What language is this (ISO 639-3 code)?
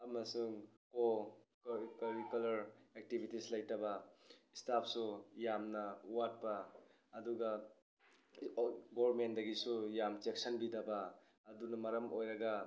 mni